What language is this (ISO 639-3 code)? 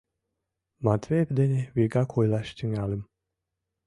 chm